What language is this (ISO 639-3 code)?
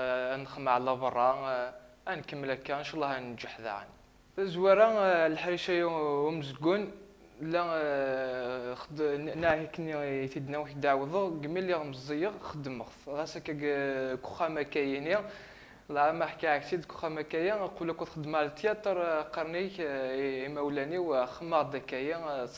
ara